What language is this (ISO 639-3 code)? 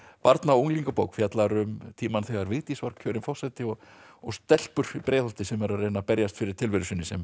isl